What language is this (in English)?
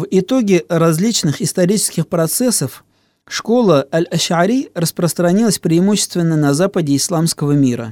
Russian